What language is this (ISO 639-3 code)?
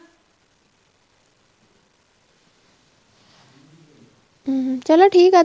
pan